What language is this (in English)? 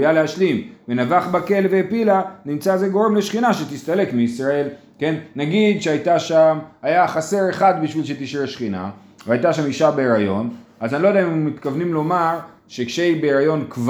Hebrew